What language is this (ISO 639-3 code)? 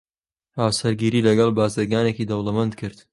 ckb